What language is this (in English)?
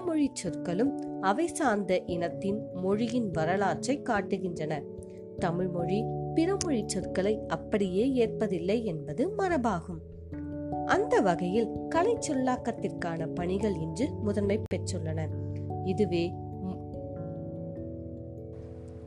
Tamil